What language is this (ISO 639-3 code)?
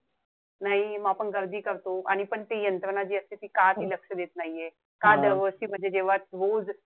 mar